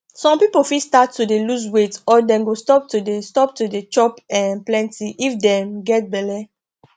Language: Nigerian Pidgin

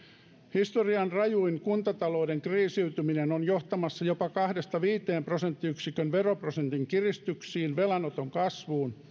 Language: Finnish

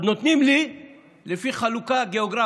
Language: Hebrew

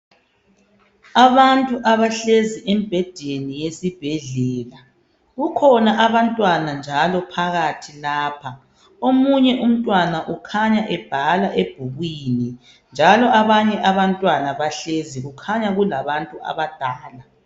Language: North Ndebele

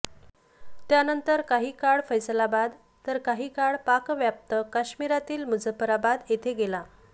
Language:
Marathi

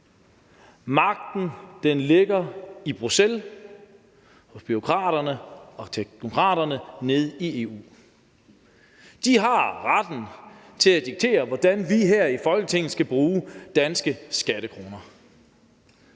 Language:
Danish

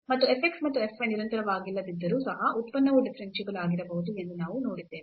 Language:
Kannada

